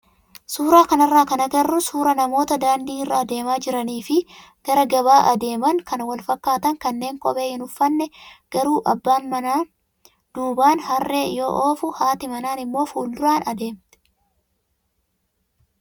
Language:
Oromo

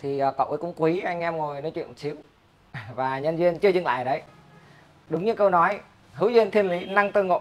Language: Vietnamese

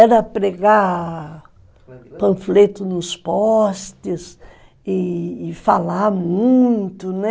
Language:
Portuguese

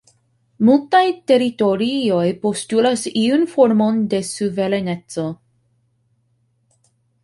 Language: Esperanto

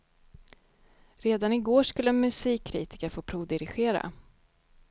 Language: Swedish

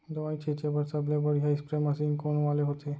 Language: Chhattisgarhi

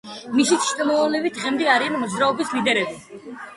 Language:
Georgian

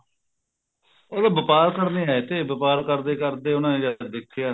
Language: Punjabi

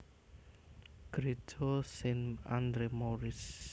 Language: Javanese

